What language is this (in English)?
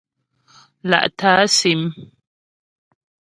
Ghomala